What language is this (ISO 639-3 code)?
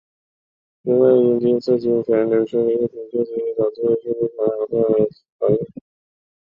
zho